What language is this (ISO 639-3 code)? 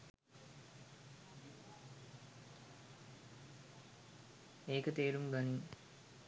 sin